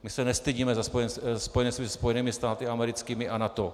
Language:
Czech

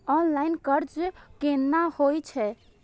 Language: Maithili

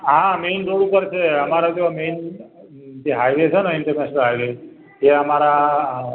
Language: Gujarati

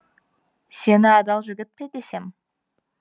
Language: Kazakh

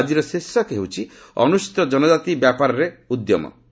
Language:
Odia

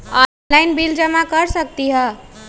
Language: Magahi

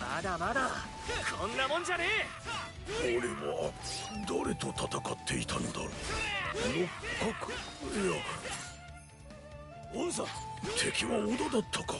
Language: Japanese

